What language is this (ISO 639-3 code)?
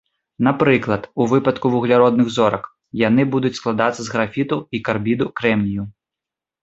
bel